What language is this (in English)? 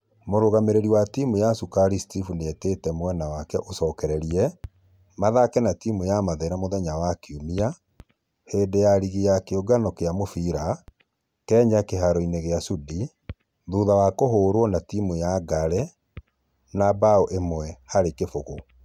Kikuyu